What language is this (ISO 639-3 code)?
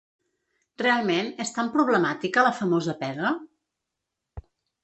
cat